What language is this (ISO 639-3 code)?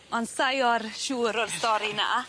cym